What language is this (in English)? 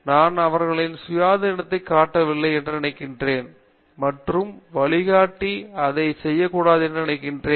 Tamil